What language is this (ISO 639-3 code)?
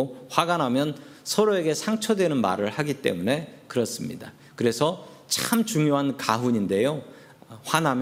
kor